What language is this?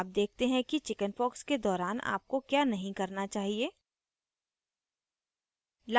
Hindi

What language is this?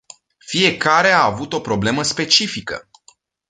Romanian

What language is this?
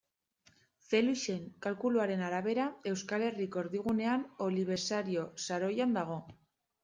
Basque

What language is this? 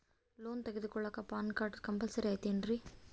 Kannada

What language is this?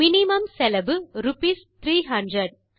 Tamil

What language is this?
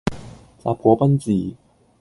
Cantonese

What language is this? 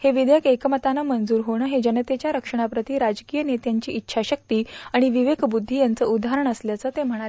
Marathi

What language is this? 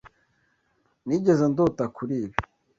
Kinyarwanda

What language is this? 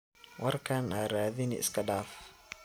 Somali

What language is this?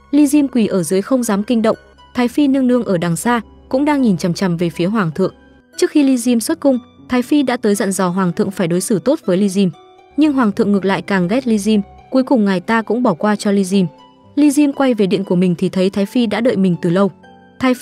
Vietnamese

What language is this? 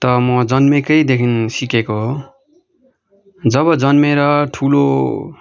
Nepali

